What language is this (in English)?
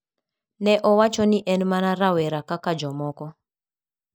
Luo (Kenya and Tanzania)